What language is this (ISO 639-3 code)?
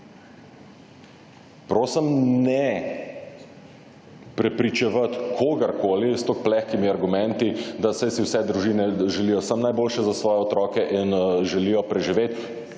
slv